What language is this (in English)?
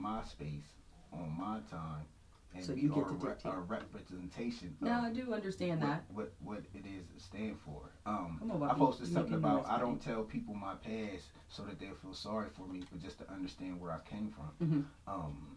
English